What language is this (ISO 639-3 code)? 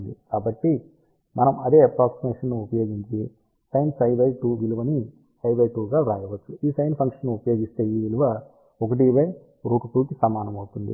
tel